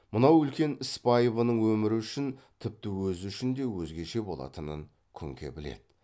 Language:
Kazakh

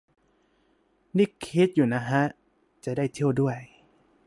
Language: Thai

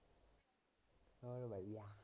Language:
Punjabi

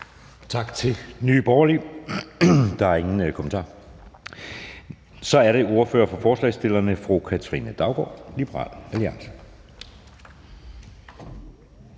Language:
Danish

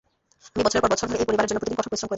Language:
Bangla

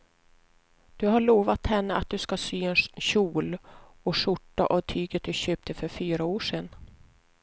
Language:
Swedish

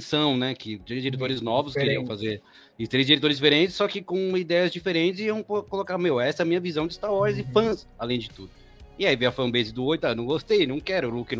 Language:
Portuguese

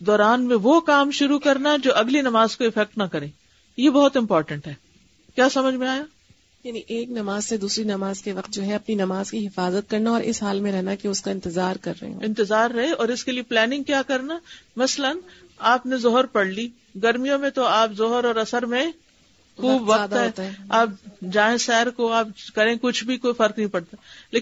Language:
Urdu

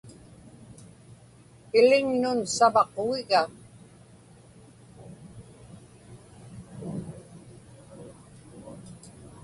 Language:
Inupiaq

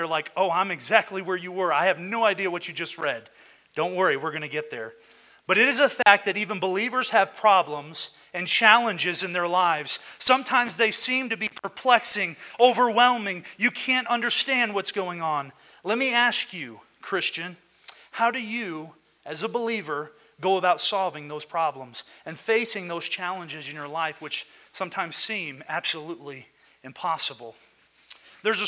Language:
English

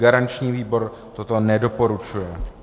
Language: Czech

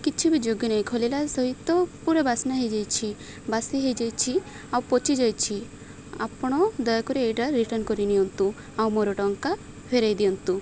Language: Odia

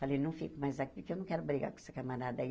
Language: Portuguese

